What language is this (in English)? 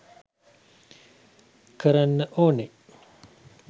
Sinhala